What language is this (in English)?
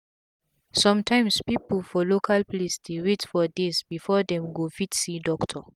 Nigerian Pidgin